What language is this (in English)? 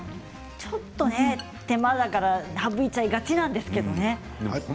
Japanese